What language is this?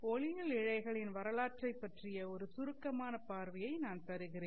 Tamil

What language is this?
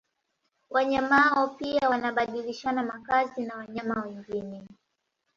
Swahili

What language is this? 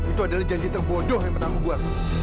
Indonesian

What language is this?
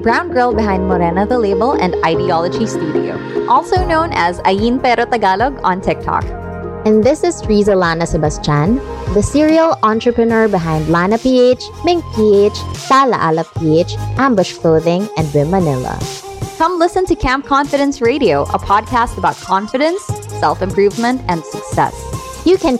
Filipino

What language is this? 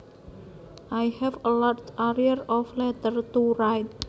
Javanese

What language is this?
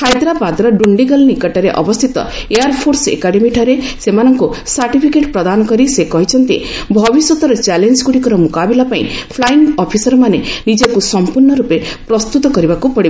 Odia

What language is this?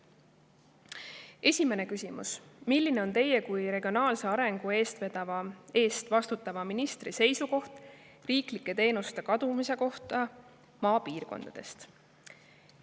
Estonian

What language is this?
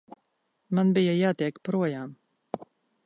Latvian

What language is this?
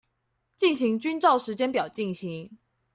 Chinese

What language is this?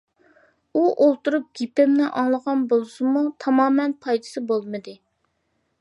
Uyghur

